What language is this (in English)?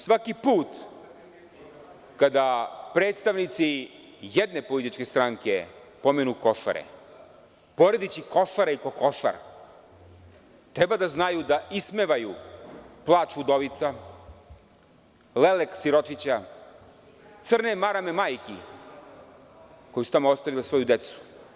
Serbian